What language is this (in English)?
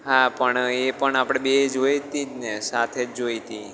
Gujarati